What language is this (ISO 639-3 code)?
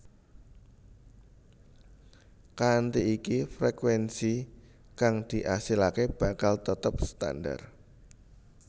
jav